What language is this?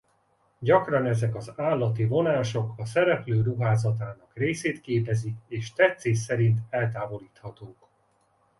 Hungarian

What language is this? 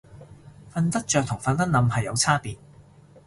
Cantonese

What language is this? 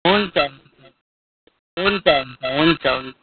Nepali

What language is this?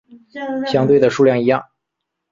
Chinese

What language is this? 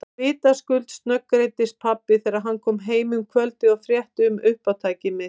Icelandic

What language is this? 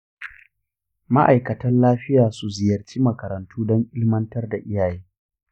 Hausa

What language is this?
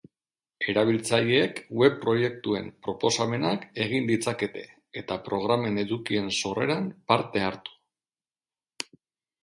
Basque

